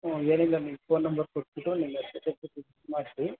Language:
Kannada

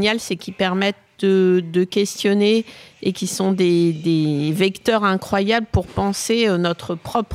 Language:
French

